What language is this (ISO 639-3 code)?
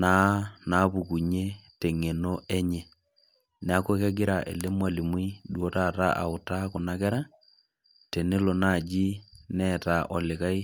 mas